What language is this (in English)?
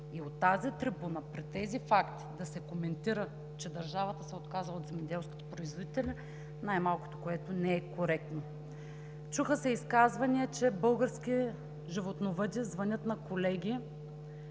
Bulgarian